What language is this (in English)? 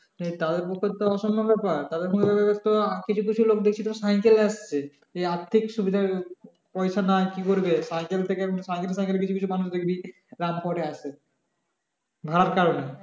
Bangla